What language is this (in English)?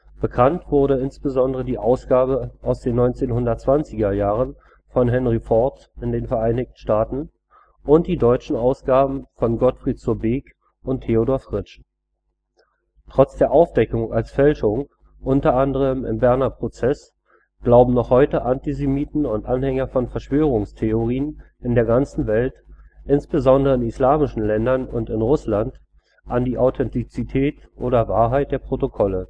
German